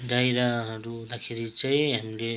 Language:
Nepali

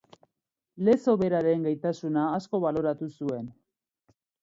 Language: Basque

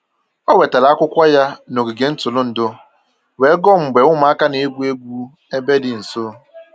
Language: Igbo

